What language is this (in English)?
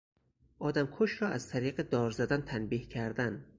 Persian